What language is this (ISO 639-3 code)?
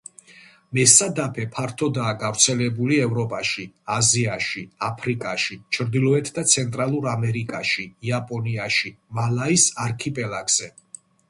kat